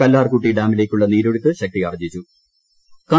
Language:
Malayalam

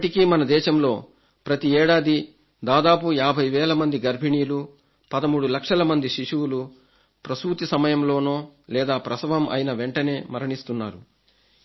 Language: Telugu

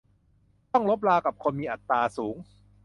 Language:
Thai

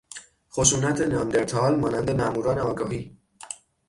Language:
Persian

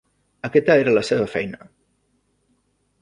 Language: Catalan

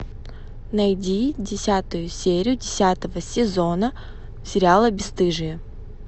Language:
Russian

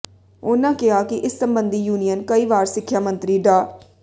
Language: Punjabi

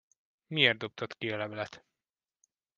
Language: Hungarian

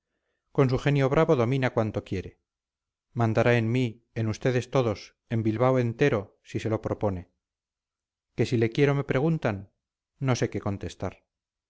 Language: Spanish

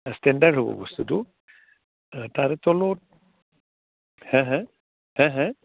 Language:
Assamese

